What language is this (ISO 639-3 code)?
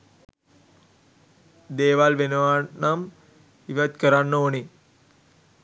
sin